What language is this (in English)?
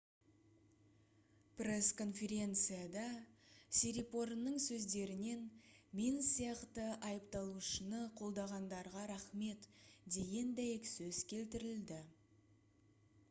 Kazakh